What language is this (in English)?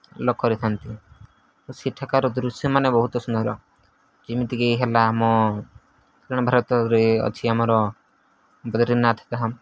Odia